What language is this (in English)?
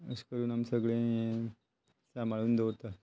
Konkani